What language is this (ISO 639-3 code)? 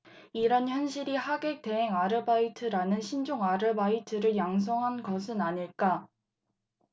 kor